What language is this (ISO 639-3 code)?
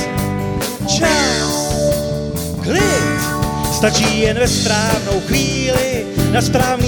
ces